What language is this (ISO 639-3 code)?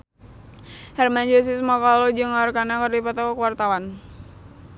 sun